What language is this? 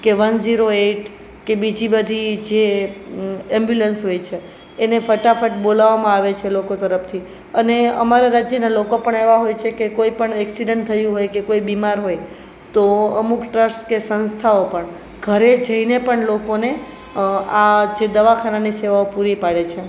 Gujarati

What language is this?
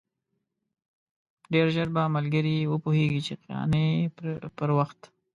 Pashto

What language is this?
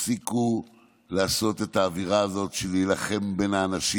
Hebrew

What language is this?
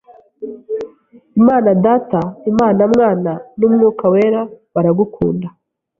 Kinyarwanda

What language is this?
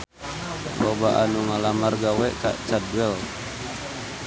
Sundanese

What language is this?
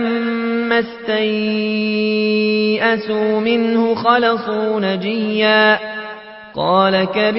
Arabic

